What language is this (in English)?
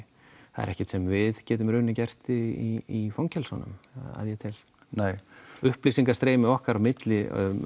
Icelandic